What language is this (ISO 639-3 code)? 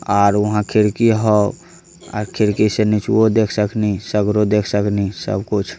mag